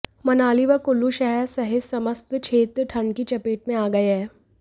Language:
Hindi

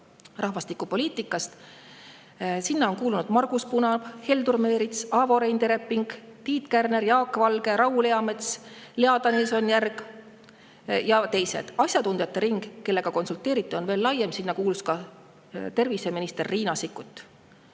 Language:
Estonian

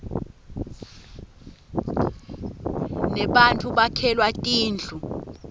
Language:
Swati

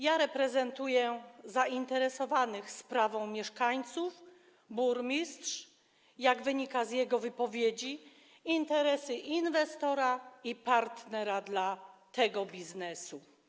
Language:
Polish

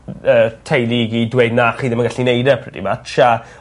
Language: Welsh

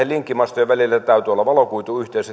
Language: Finnish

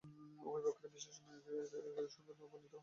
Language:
Bangla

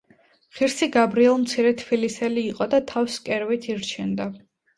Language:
Georgian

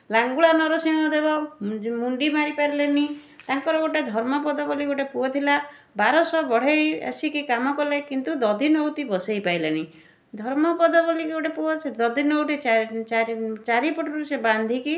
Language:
Odia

